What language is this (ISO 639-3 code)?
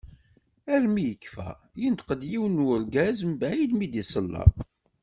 kab